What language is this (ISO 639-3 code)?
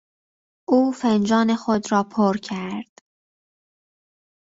fas